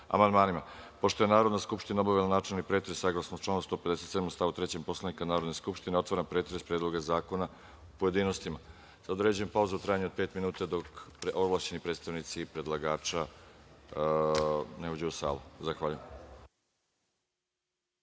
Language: Serbian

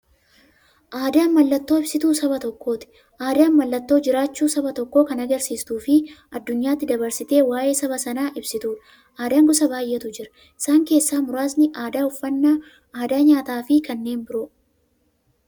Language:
Oromo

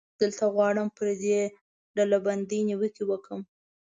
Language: Pashto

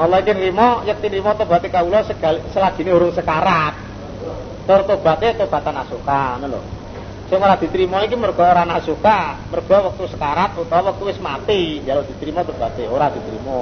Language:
Indonesian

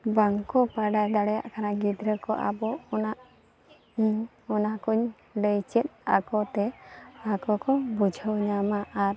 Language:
Santali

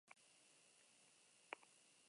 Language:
Basque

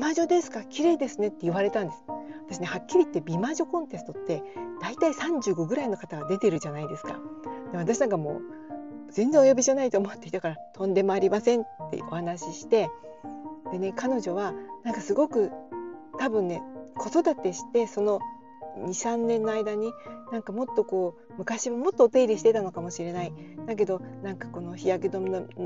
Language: Japanese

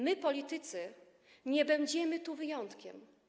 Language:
Polish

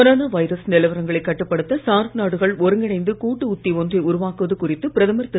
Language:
Tamil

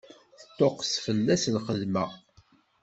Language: Kabyle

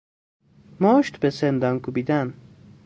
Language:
Persian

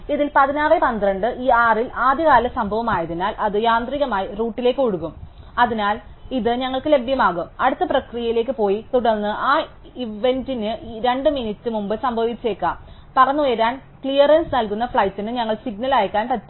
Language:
Malayalam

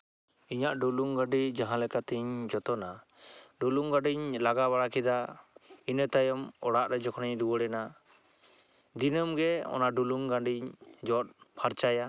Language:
Santali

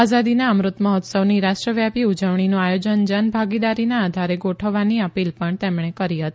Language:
Gujarati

